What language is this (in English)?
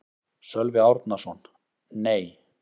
Icelandic